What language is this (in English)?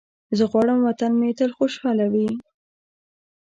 Pashto